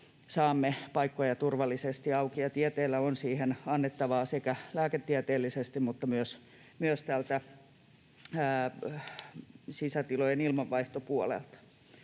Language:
Finnish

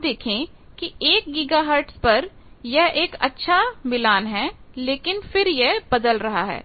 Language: Hindi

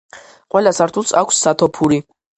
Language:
Georgian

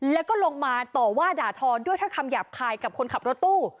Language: Thai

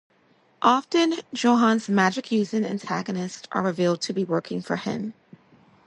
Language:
English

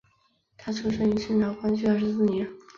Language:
Chinese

